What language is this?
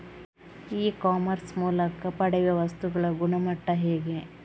Kannada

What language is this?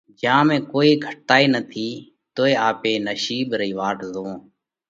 Parkari Koli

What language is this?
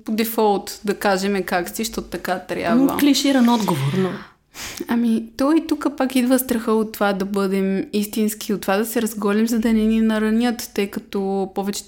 Bulgarian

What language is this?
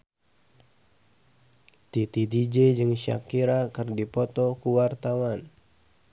Sundanese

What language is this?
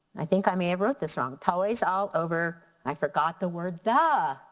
English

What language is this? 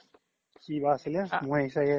Assamese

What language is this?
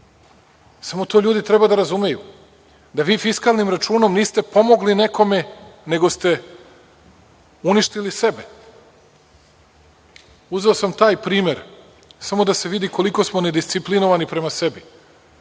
Serbian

